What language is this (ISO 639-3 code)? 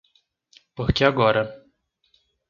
por